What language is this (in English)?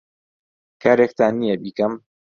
Central Kurdish